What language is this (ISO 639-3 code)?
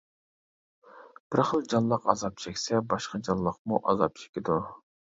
uig